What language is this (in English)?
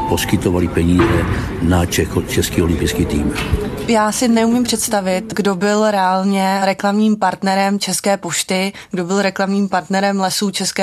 Czech